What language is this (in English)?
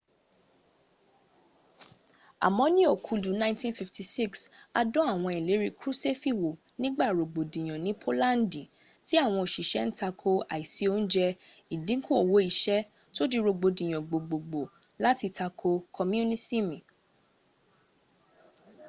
Yoruba